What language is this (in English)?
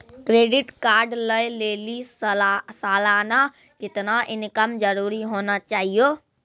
Maithili